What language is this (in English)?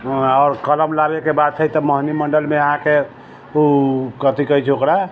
Maithili